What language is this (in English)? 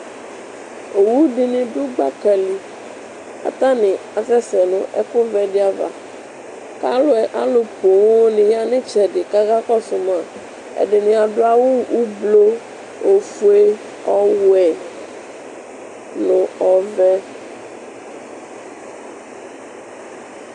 Ikposo